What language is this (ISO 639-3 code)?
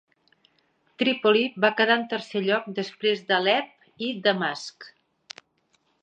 cat